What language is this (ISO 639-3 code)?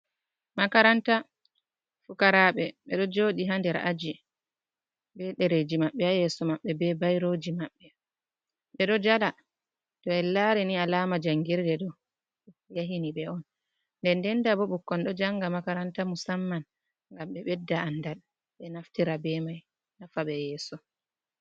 ful